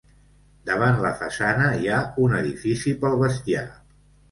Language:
Catalan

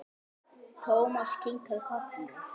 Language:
Icelandic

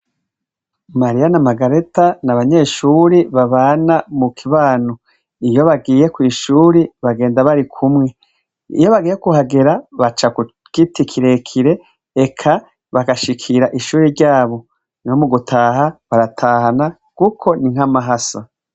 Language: Rundi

